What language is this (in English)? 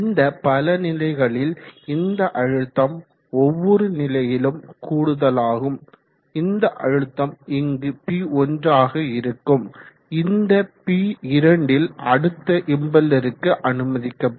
Tamil